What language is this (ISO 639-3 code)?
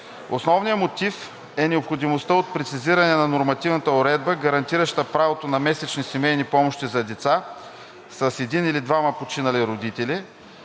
bul